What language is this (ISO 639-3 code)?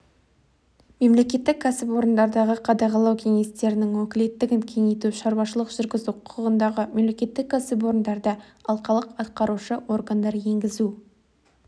kaz